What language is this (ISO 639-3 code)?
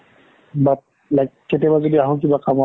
asm